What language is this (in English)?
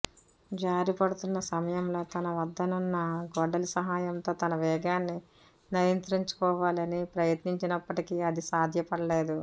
Telugu